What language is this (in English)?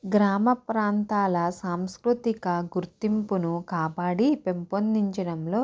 Telugu